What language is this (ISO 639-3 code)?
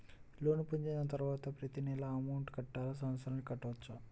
tel